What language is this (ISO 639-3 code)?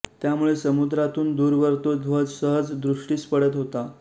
mar